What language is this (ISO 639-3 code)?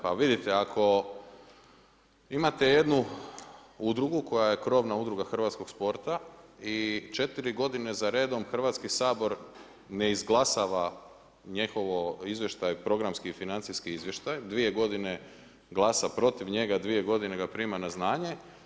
hrv